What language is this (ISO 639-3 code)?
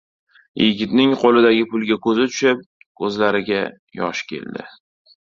uzb